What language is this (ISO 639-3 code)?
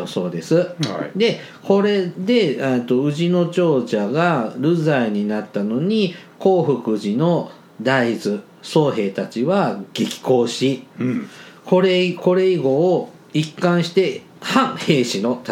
jpn